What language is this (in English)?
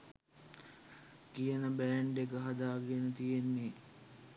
Sinhala